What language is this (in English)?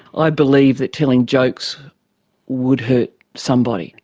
English